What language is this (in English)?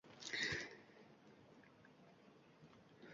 Uzbek